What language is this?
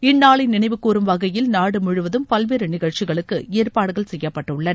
Tamil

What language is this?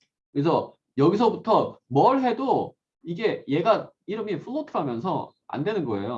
Korean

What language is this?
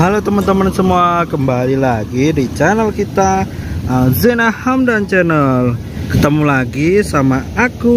Indonesian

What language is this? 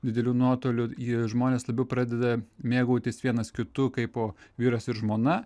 Lithuanian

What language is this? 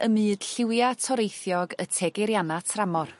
Welsh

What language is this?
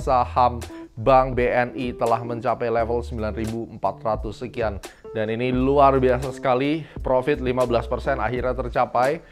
Indonesian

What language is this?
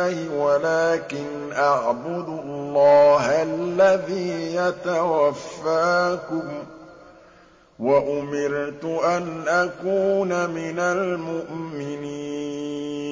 Arabic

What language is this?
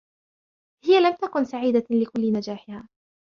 Arabic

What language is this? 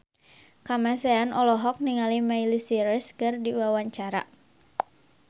Sundanese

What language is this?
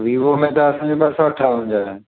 Sindhi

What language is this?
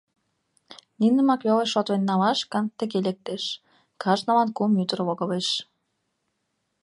Mari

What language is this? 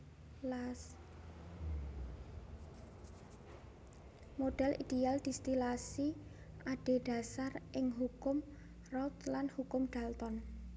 Javanese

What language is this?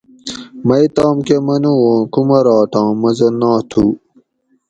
Gawri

